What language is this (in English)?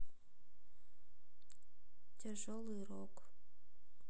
Russian